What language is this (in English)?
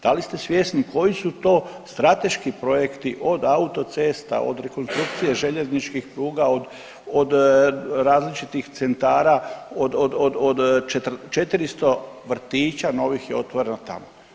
Croatian